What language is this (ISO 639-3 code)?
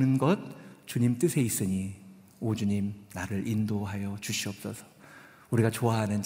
kor